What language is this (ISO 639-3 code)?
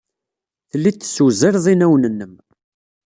kab